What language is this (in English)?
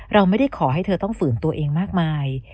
Thai